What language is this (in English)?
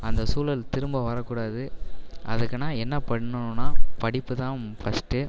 Tamil